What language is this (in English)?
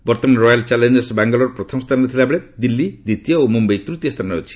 Odia